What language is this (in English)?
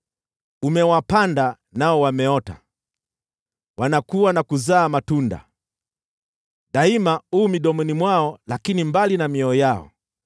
Swahili